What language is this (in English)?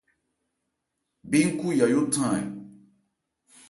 Ebrié